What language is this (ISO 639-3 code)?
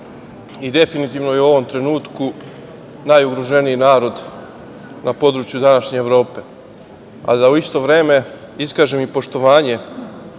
srp